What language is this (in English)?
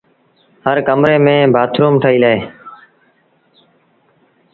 Sindhi Bhil